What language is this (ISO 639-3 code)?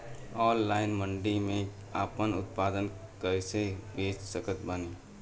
bho